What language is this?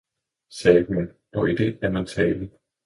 Danish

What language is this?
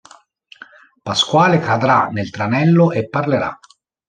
Italian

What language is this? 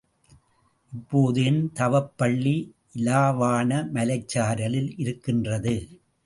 Tamil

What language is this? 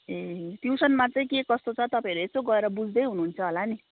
Nepali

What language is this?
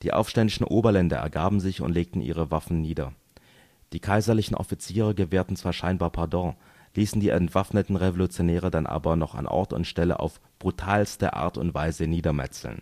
German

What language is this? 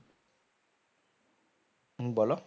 Bangla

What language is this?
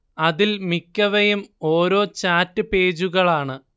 Malayalam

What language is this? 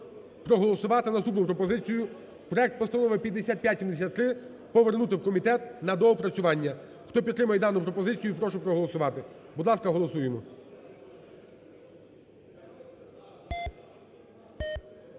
Ukrainian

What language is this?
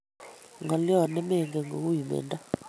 Kalenjin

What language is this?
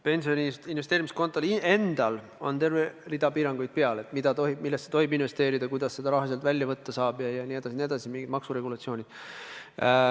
Estonian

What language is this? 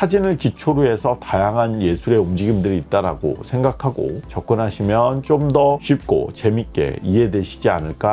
Korean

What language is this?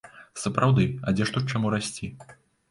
Belarusian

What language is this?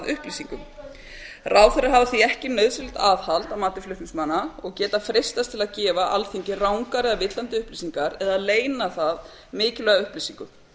Icelandic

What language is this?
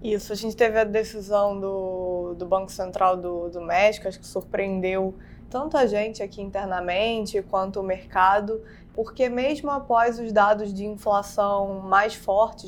Portuguese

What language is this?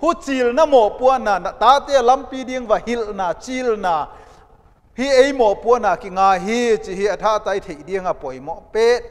Dutch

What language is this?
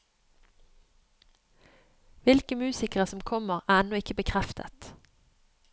Norwegian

